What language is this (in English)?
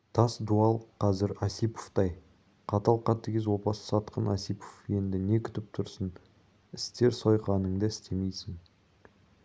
Kazakh